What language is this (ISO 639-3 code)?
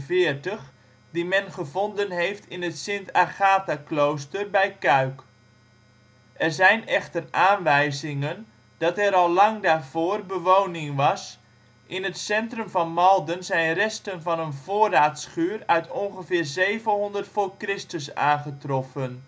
nld